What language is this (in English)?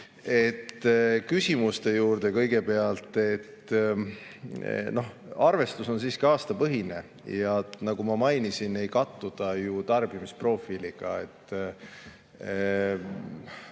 Estonian